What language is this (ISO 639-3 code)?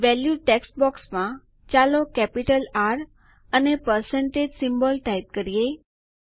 guj